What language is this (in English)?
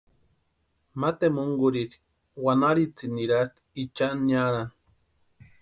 Western Highland Purepecha